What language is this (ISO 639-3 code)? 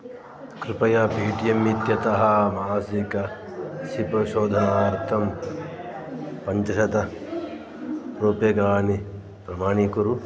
san